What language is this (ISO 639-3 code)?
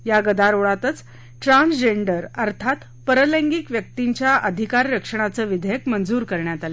mar